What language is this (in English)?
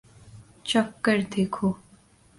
Urdu